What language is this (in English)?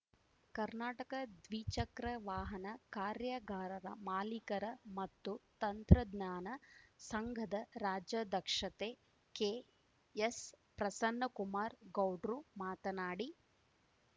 Kannada